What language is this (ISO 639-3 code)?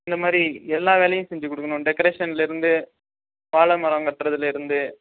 tam